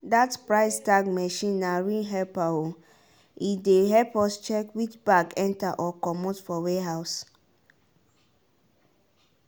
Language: Nigerian Pidgin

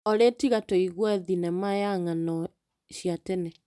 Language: Kikuyu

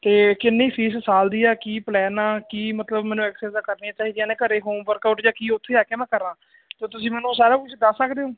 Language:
Punjabi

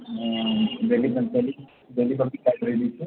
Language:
Urdu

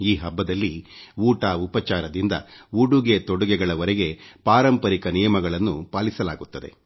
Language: Kannada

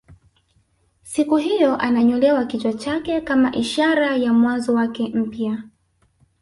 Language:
Swahili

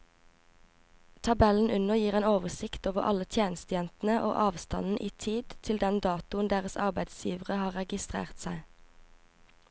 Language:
Norwegian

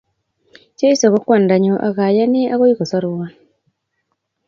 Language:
Kalenjin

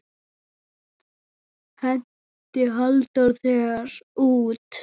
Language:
Icelandic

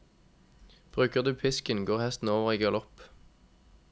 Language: Norwegian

